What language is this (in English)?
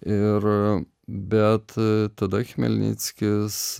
Lithuanian